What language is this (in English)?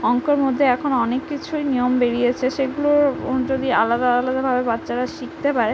Bangla